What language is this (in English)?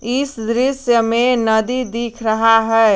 Hindi